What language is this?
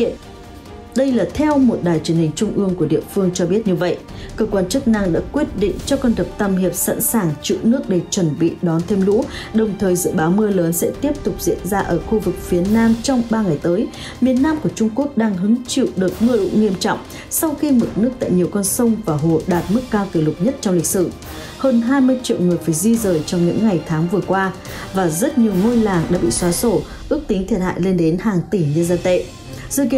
Vietnamese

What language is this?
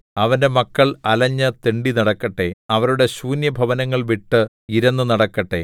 Malayalam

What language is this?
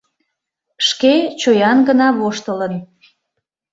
Mari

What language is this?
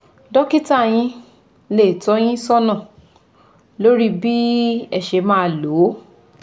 Yoruba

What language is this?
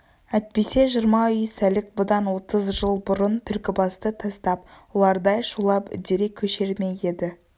Kazakh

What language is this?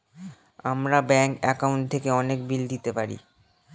Bangla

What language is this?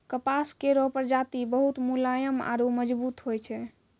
Maithili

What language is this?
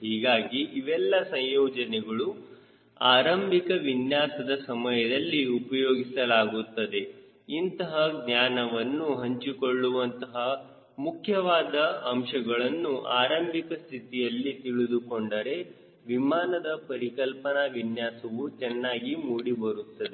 Kannada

